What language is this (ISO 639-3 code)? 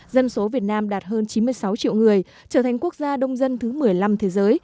vie